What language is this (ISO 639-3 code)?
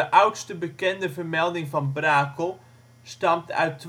nld